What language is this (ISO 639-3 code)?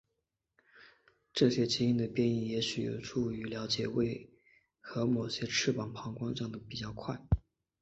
zho